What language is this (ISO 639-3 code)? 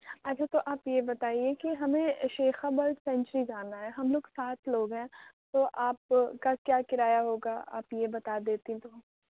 urd